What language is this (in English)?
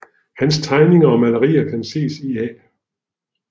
Danish